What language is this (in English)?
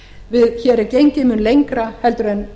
Icelandic